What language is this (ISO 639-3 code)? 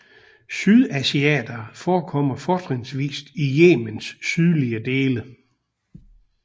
dan